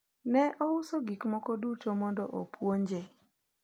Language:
Luo (Kenya and Tanzania)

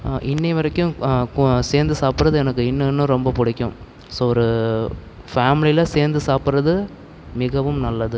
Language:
Tamil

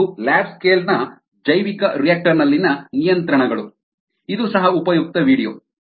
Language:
Kannada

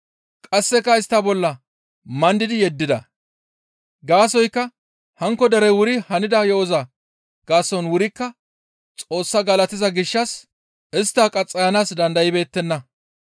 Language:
Gamo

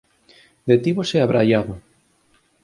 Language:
Galician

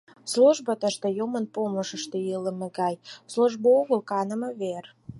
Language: Mari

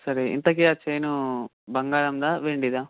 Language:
Telugu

